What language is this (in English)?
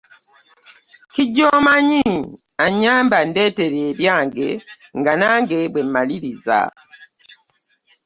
Ganda